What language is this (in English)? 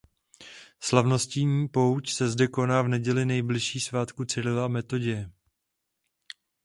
Czech